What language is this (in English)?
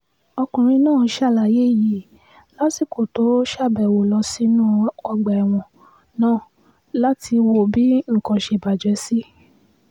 Yoruba